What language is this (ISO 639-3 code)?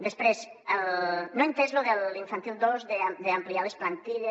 cat